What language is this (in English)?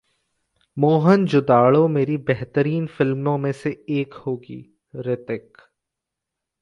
Hindi